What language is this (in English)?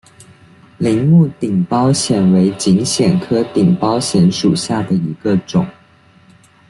Chinese